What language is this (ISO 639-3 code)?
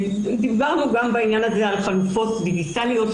heb